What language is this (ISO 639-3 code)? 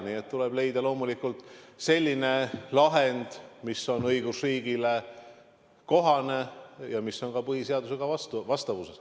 est